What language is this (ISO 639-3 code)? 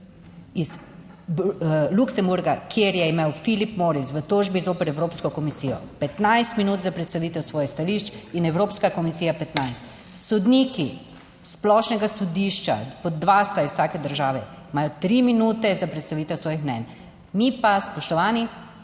slv